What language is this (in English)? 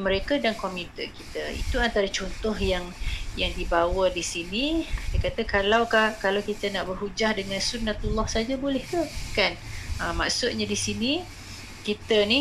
Malay